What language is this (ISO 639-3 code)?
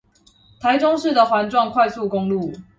zho